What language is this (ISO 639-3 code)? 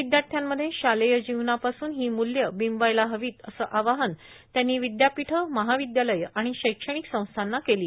mar